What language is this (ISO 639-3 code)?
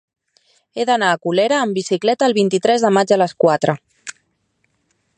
cat